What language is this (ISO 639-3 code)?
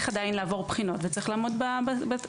heb